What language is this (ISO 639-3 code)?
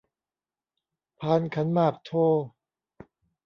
tha